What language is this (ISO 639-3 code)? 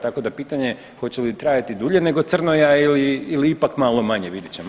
hrv